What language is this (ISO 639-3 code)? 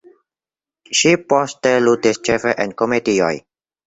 epo